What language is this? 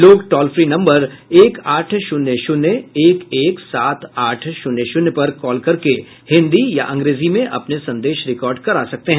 Hindi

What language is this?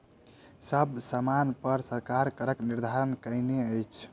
Maithili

